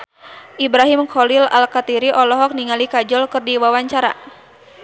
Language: Sundanese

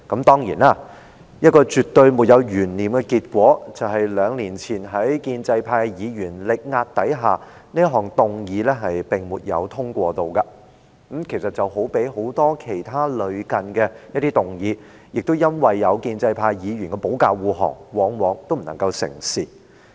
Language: Cantonese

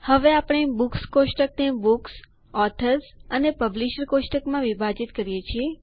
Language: Gujarati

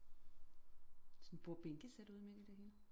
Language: Danish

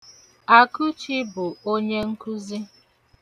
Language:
Igbo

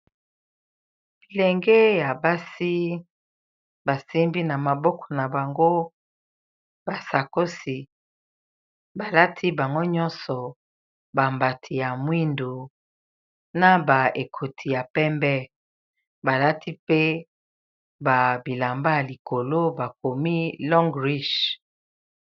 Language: Lingala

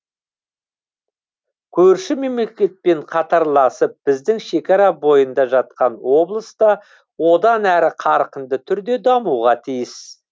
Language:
Kazakh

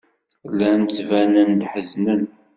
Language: Kabyle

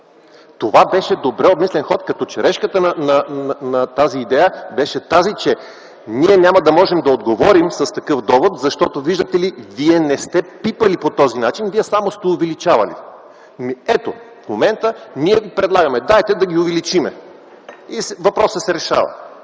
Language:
Bulgarian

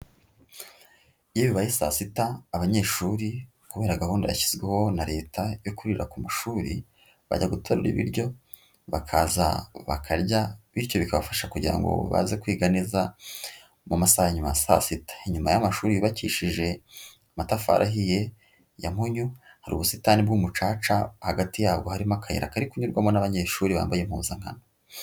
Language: Kinyarwanda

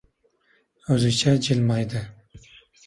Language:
Uzbek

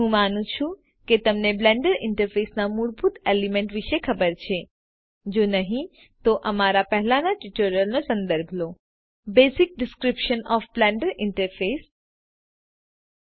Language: Gujarati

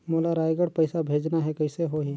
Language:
Chhattisgarhi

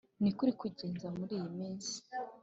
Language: Kinyarwanda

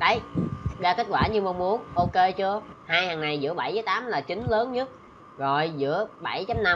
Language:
Vietnamese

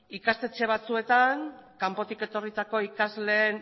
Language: Basque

